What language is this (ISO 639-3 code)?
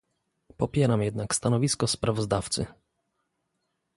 pol